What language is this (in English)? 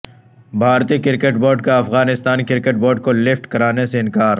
Urdu